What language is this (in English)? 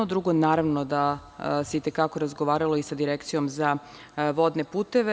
Serbian